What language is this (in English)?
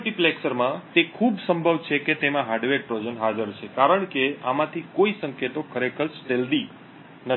Gujarati